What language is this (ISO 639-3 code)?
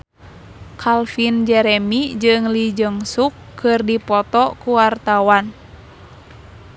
sun